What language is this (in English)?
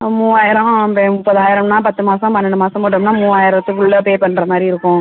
Tamil